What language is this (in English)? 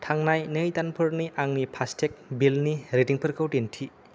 Bodo